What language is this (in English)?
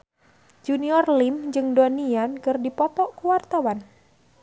Sundanese